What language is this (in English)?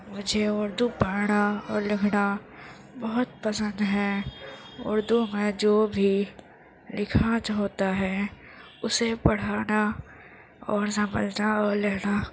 Urdu